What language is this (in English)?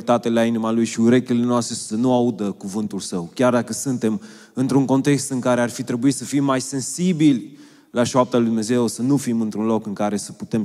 Romanian